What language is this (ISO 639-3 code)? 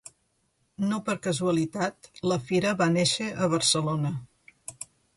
cat